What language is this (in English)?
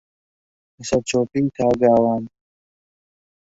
Central Kurdish